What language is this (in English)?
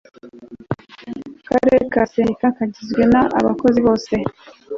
Kinyarwanda